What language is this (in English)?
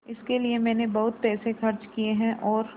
Hindi